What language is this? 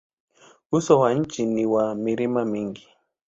Swahili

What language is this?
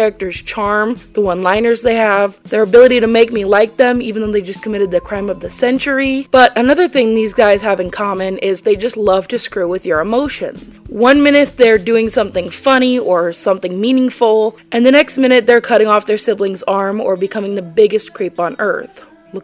English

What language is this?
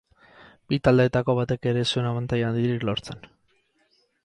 Basque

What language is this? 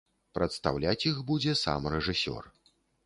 Belarusian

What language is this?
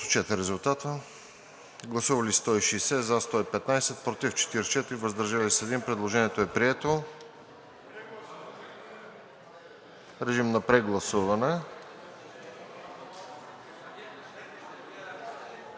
Bulgarian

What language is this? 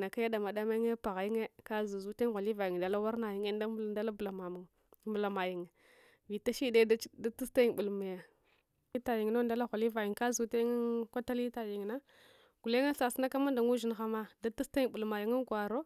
Hwana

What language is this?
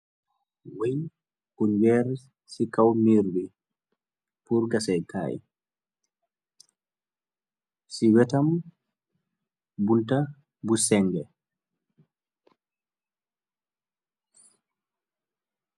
Wolof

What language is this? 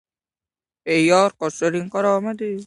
Uzbek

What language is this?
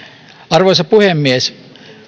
Finnish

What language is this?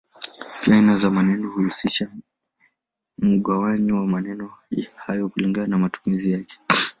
Swahili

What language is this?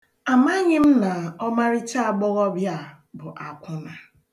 Igbo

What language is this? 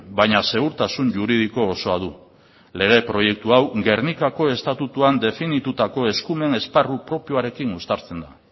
Basque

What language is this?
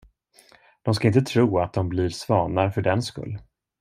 Swedish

